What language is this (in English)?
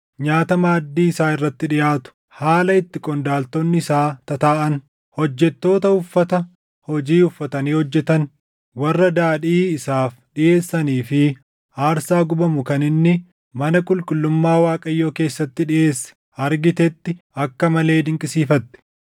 Oromo